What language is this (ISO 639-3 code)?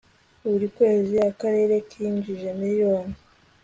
kin